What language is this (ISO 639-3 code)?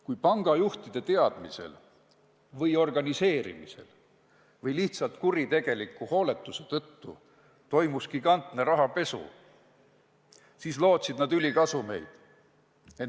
est